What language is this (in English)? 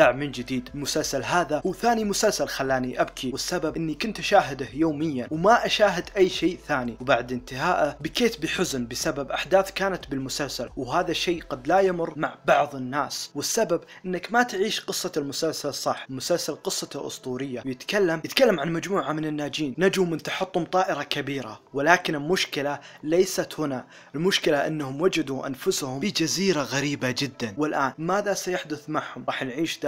Arabic